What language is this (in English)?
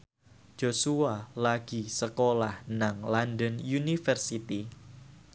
Javanese